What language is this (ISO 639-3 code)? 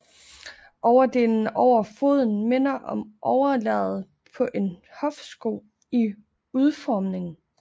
dan